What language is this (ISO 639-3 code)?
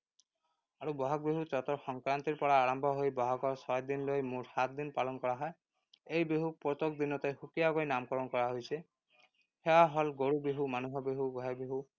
asm